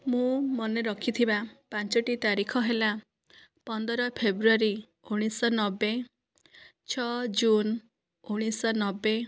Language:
Odia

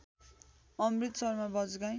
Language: Nepali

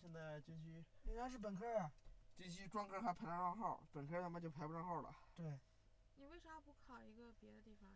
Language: Chinese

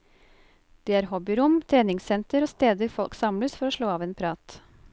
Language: Norwegian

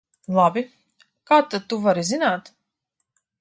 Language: Latvian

